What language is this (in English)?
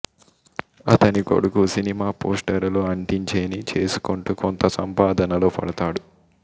Telugu